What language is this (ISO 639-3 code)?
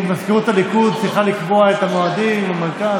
heb